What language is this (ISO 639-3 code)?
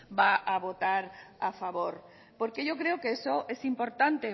spa